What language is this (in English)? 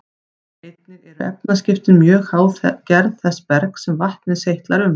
Icelandic